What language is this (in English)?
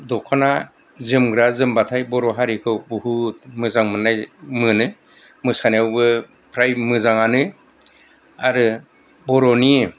Bodo